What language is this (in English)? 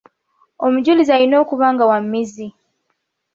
Ganda